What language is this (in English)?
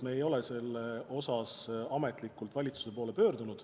Estonian